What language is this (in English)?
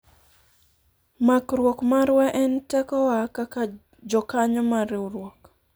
Luo (Kenya and Tanzania)